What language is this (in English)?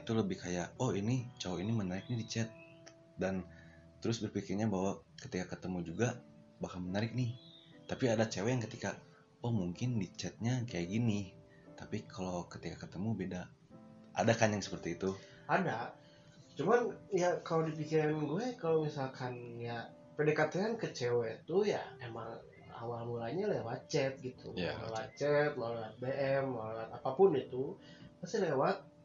Indonesian